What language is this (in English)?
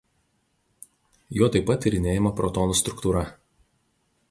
Lithuanian